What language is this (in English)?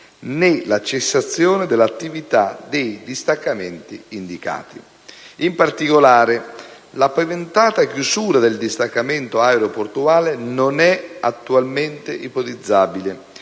Italian